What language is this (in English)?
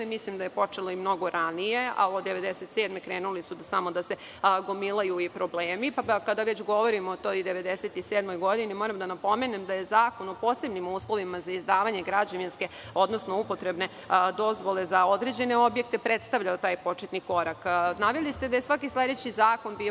Serbian